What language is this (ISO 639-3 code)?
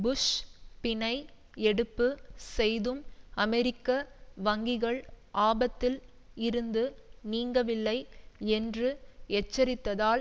tam